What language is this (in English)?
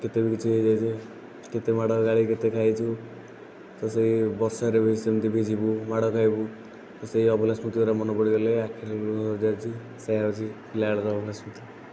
Odia